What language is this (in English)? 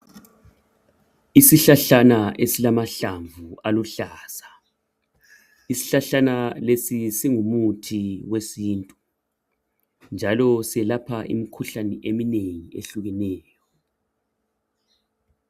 North Ndebele